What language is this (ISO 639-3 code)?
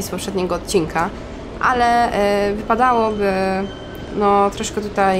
pol